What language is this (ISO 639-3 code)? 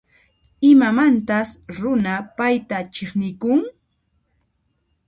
qxp